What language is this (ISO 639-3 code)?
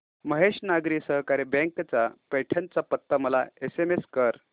mar